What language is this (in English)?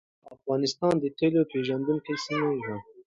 Pashto